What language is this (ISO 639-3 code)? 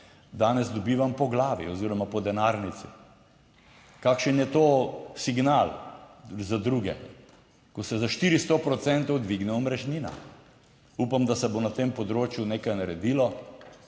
slv